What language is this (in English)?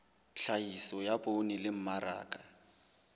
Southern Sotho